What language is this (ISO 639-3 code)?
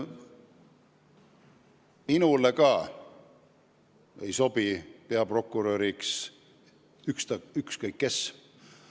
est